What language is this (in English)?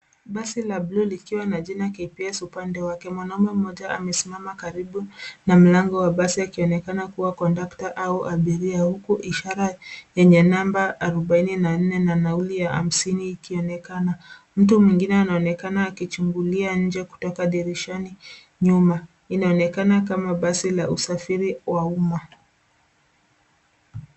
Swahili